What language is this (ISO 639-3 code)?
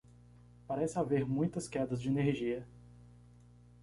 por